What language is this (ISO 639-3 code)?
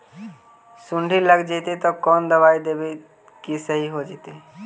mag